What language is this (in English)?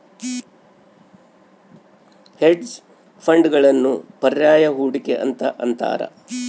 Kannada